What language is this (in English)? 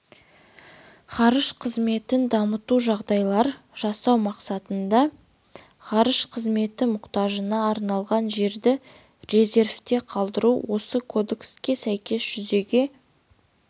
Kazakh